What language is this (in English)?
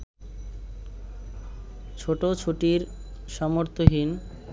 Bangla